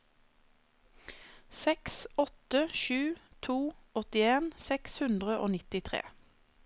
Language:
Norwegian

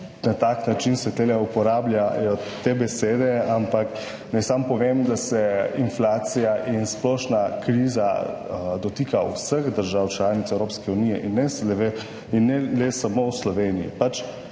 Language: Slovenian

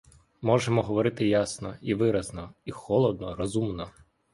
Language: Ukrainian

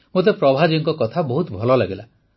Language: Odia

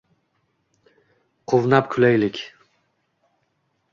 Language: Uzbek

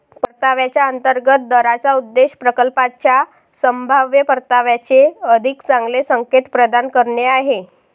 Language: Marathi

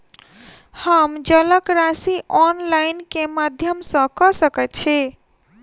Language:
Maithili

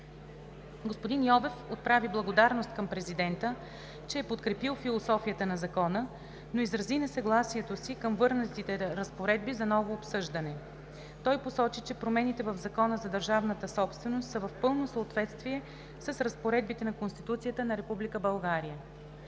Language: Bulgarian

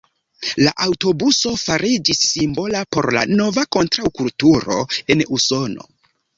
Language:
Esperanto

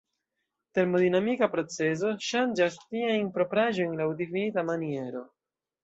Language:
Esperanto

